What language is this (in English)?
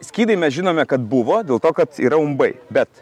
Lithuanian